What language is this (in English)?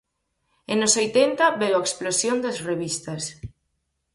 Galician